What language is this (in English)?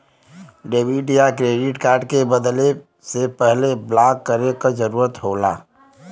Bhojpuri